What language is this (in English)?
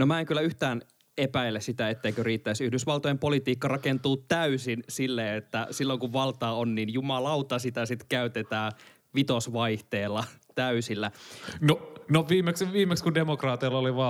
Finnish